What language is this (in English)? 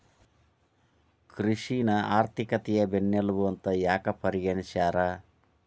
Kannada